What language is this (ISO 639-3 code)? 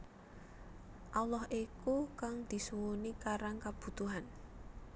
jav